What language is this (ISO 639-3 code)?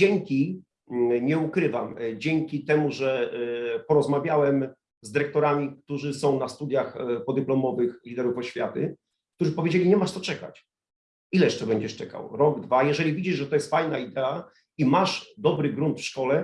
pol